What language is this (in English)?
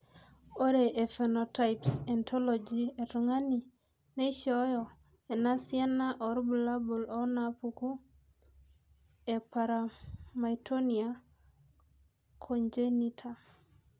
Masai